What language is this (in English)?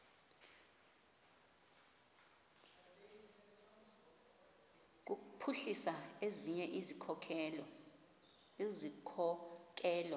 Xhosa